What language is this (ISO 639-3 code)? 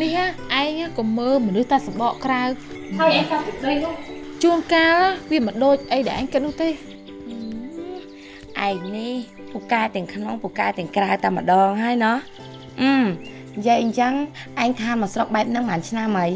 vie